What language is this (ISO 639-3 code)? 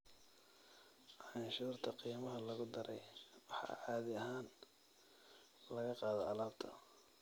som